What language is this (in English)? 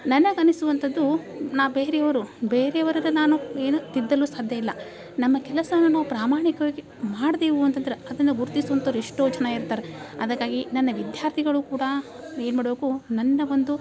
Kannada